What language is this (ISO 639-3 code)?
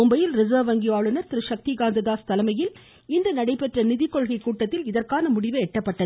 tam